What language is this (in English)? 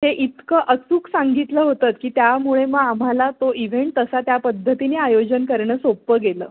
Marathi